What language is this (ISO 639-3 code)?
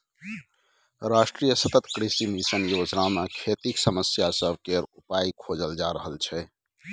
mai